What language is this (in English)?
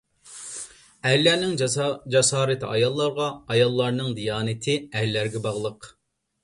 Uyghur